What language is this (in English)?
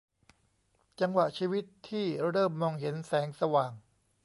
Thai